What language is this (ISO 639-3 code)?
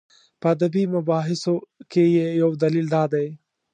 pus